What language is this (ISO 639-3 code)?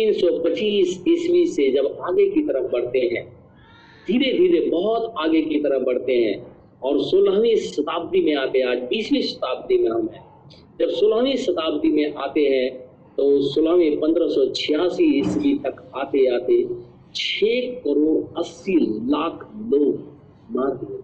hin